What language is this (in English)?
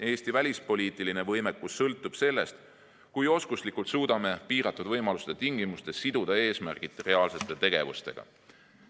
Estonian